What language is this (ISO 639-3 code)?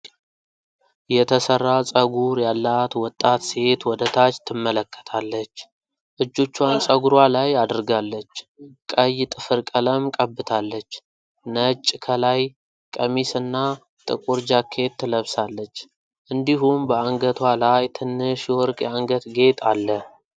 amh